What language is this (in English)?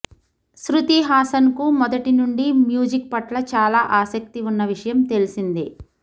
Telugu